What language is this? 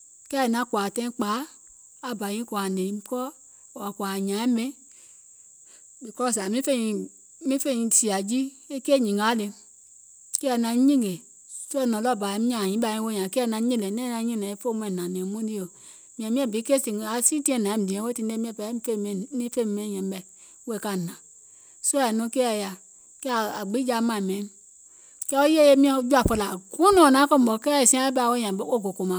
Gola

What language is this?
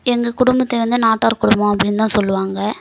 Tamil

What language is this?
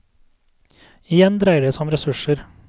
Norwegian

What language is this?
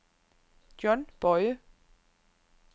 Danish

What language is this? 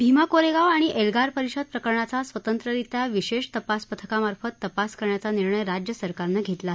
Marathi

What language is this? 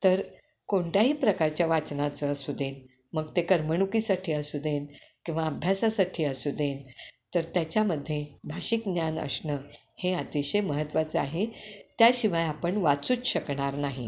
Marathi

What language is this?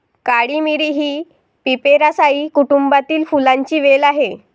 Marathi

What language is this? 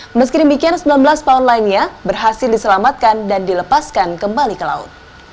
Indonesian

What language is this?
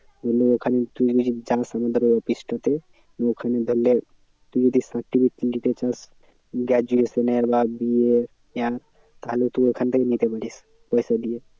Bangla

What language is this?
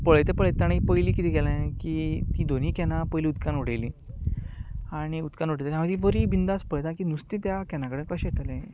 Konkani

